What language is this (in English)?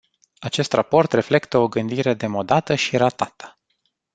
Romanian